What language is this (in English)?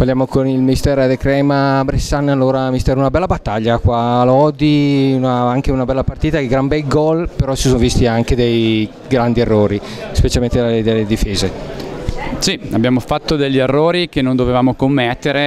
Italian